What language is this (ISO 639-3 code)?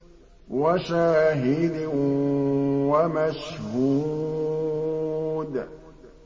ara